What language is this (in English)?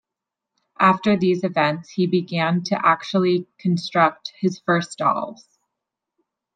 English